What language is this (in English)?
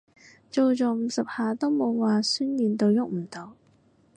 Cantonese